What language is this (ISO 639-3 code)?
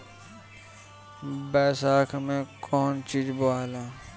bho